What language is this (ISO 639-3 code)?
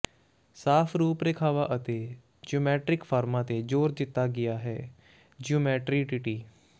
pan